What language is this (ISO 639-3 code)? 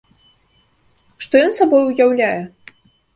bel